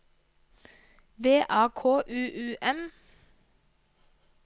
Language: Norwegian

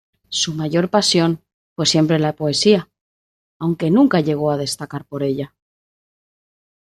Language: Spanish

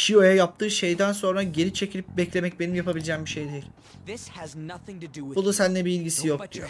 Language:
Turkish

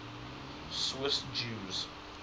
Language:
English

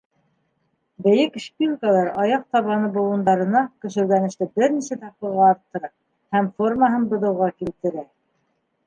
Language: Bashkir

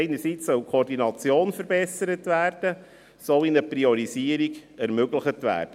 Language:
Swiss German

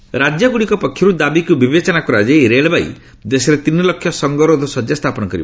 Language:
Odia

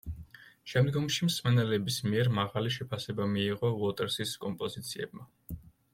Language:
Georgian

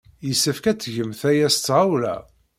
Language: Kabyle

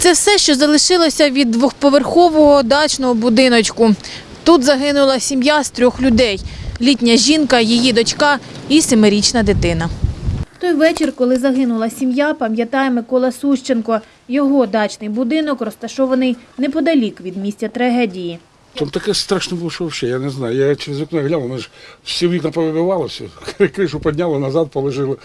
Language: Ukrainian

